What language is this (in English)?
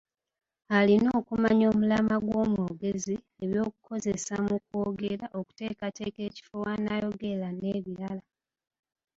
Ganda